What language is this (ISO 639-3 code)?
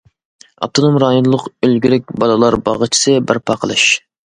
uig